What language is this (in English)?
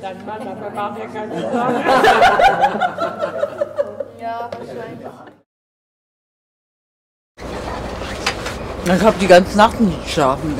German